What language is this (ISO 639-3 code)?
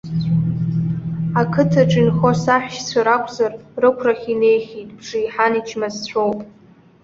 abk